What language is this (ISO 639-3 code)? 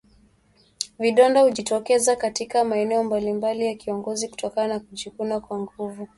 swa